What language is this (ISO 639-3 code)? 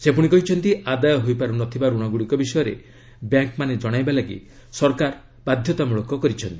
ori